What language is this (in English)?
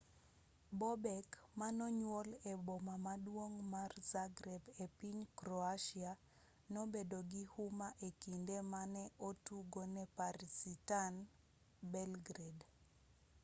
Luo (Kenya and Tanzania)